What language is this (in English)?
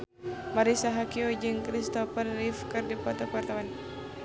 Sundanese